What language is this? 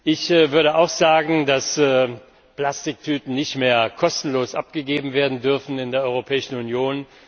German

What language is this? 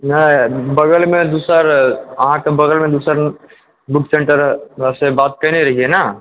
Maithili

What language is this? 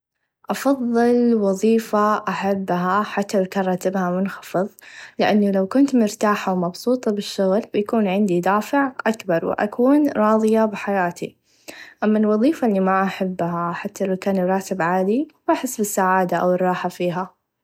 Najdi Arabic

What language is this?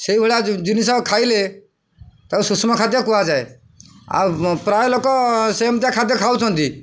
Odia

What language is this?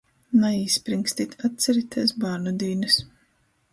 Latgalian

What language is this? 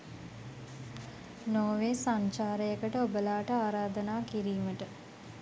Sinhala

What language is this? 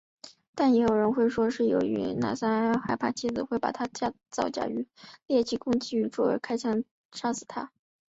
Chinese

